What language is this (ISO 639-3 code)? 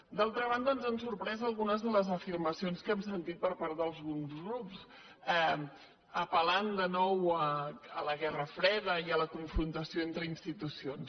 cat